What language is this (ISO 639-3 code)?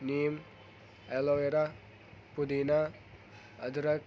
urd